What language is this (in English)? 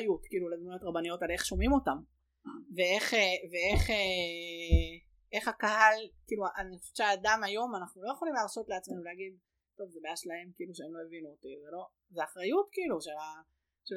Hebrew